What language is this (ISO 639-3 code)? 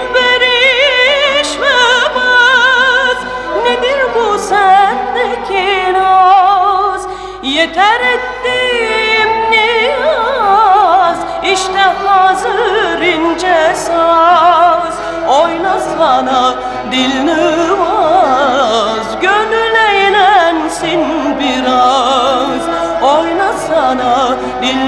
tur